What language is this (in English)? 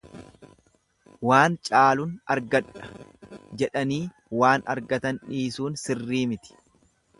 Oromo